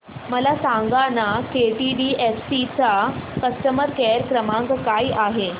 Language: Marathi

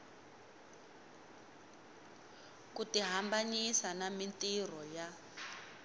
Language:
Tsonga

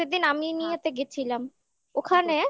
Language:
Bangla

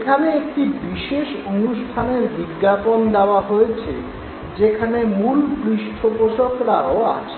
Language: Bangla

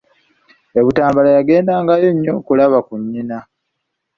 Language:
Ganda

